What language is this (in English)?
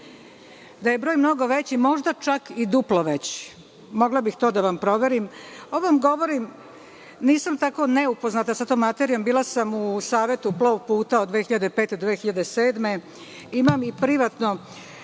Serbian